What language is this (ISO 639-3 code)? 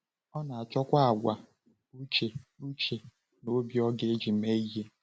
ibo